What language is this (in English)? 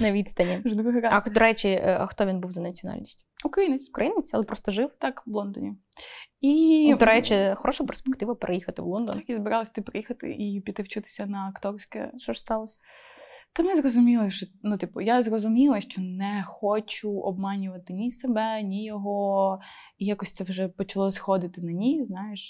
Ukrainian